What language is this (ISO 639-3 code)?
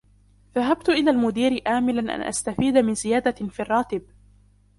ara